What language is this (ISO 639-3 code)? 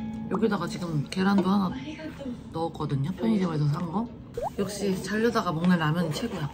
kor